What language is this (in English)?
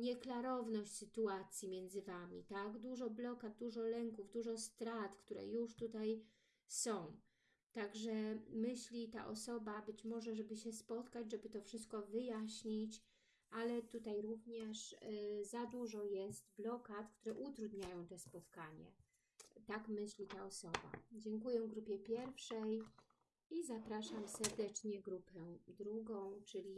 Polish